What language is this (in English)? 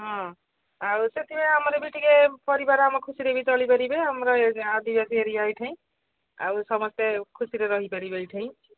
Odia